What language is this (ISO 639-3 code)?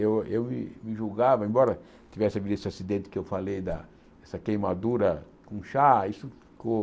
por